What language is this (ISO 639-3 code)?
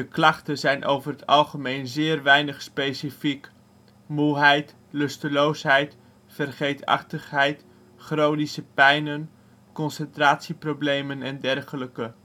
nld